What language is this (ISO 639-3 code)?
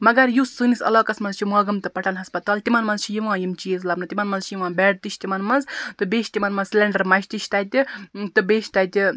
kas